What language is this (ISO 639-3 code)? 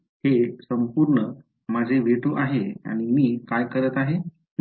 mar